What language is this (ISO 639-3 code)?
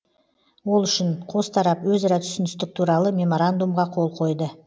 kaz